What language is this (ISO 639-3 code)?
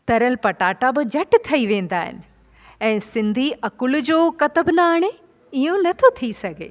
snd